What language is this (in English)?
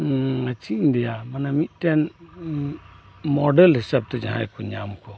Santali